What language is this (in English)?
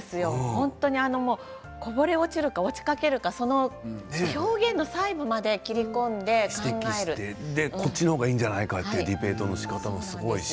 Japanese